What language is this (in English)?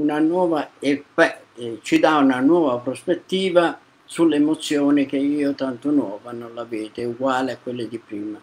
Italian